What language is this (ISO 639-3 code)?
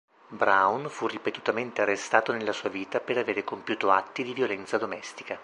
ita